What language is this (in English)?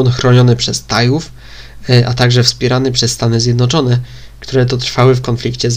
Polish